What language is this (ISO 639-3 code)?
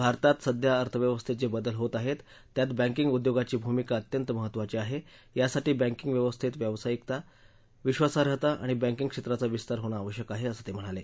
mar